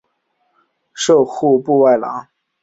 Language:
Chinese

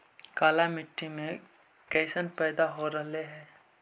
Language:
Magahi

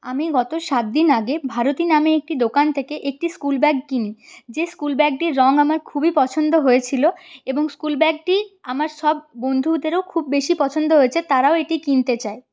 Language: Bangla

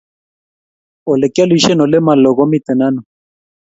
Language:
Kalenjin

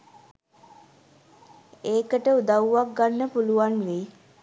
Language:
Sinhala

